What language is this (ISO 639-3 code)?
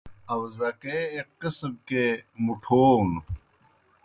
plk